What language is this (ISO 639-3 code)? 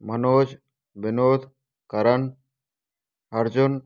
hin